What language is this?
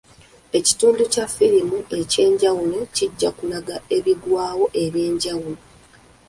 Ganda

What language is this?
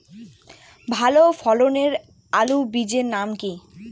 Bangla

